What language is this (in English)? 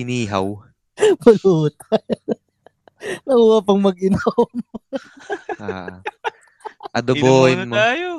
Filipino